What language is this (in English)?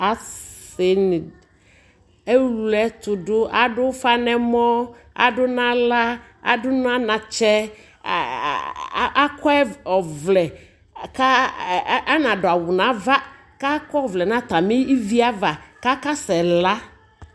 Ikposo